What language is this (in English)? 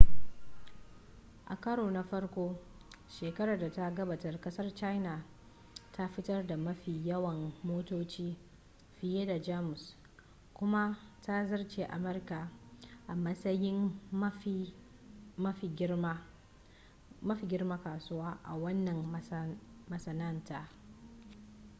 Hausa